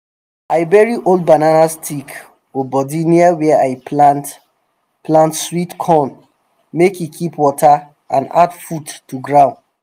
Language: Nigerian Pidgin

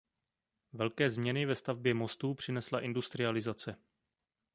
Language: Czech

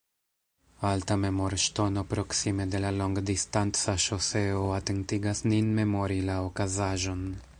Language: Esperanto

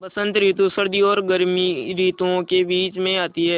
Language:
Hindi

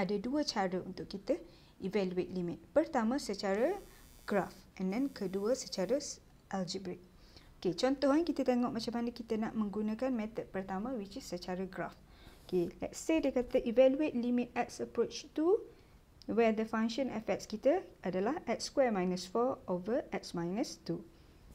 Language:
Malay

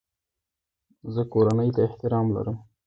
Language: Pashto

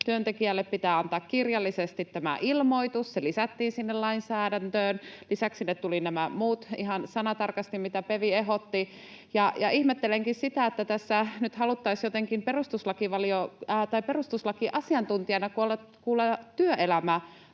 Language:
Finnish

